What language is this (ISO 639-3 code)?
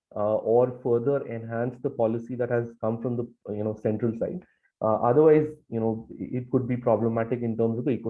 eng